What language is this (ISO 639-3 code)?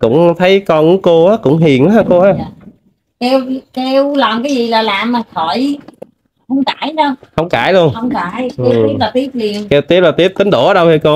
vie